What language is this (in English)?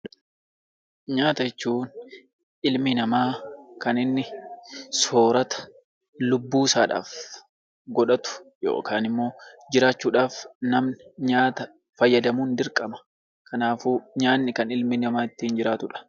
Oromo